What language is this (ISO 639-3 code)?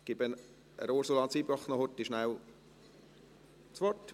gsw